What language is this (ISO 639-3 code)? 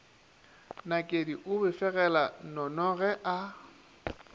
nso